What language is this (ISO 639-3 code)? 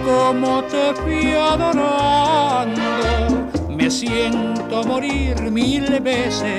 spa